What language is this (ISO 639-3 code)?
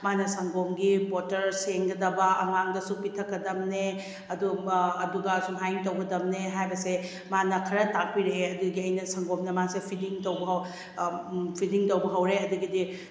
mni